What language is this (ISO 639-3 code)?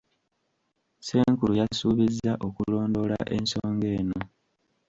lug